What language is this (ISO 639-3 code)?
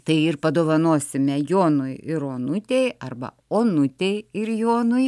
lit